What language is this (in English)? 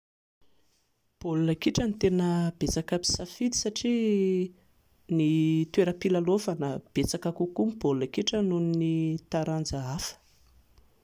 Malagasy